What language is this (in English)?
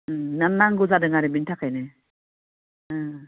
Bodo